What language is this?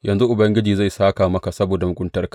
Hausa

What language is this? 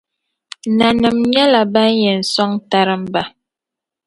Dagbani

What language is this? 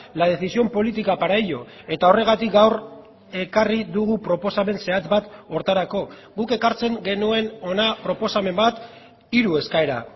Basque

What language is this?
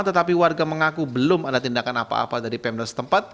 Indonesian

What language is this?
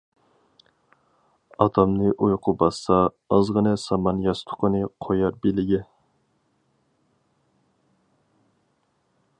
Uyghur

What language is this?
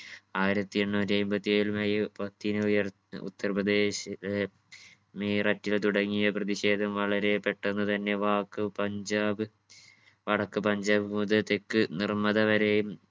Malayalam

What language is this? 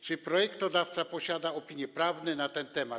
Polish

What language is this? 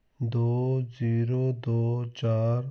Punjabi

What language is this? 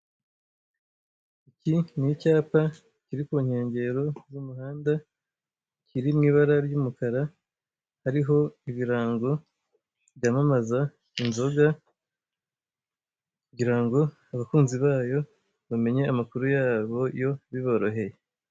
Kinyarwanda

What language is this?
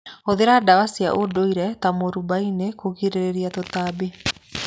Kikuyu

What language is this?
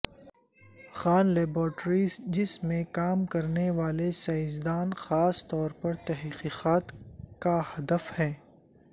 Urdu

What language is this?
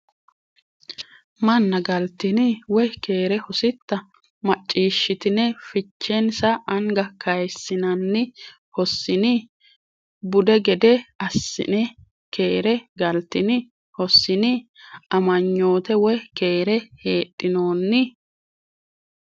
Sidamo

